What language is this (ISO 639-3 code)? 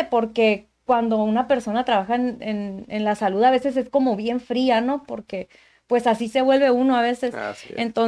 spa